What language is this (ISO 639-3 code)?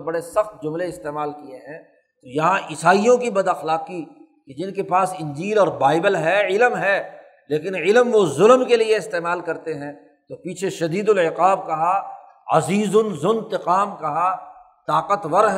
urd